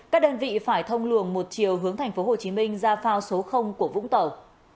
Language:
Vietnamese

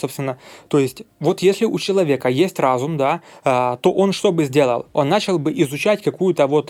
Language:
Russian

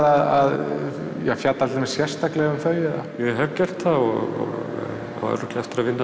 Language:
Icelandic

